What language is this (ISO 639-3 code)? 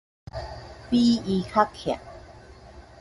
nan